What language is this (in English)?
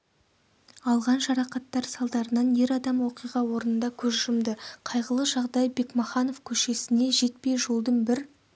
Kazakh